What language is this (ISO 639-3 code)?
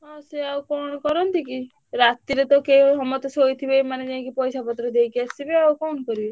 ori